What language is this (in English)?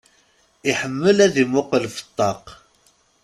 Kabyle